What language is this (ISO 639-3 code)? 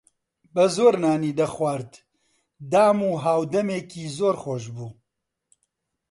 ckb